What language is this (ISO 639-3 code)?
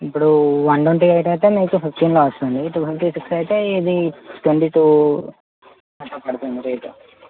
tel